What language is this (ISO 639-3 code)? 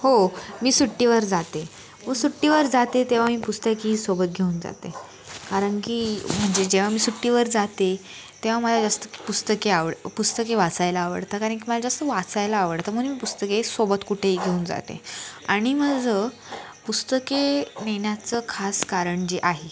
mar